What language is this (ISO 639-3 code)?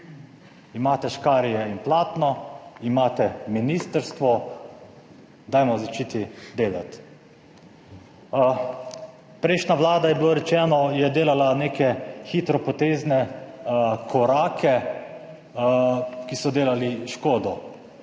slv